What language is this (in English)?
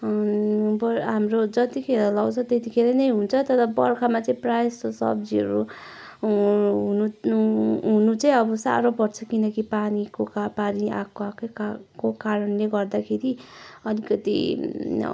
Nepali